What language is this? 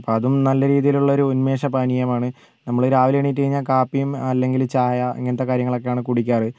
Malayalam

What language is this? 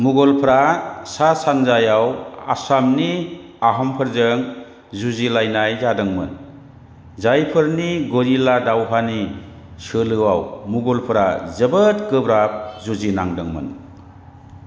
Bodo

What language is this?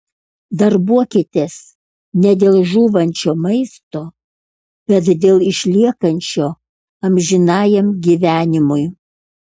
Lithuanian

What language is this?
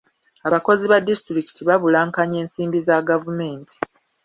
Ganda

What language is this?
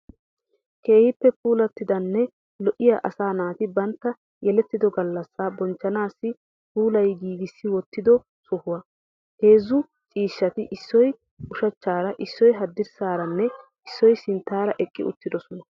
Wolaytta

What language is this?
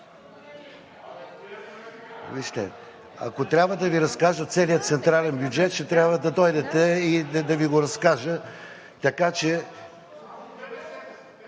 Bulgarian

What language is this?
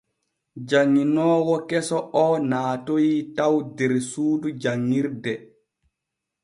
Borgu Fulfulde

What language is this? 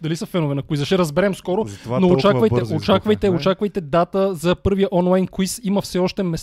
Bulgarian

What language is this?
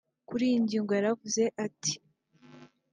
Kinyarwanda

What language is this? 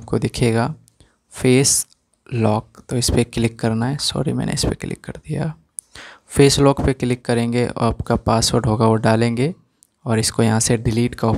Hindi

